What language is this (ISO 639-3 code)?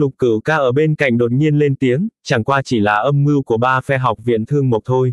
vie